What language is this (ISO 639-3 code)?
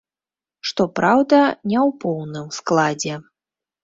bel